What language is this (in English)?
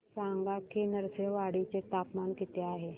Marathi